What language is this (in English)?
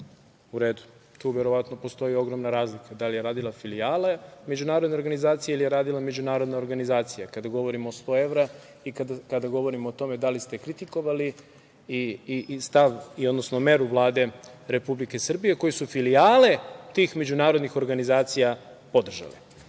Serbian